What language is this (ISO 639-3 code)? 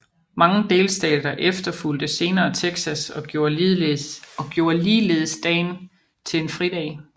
dan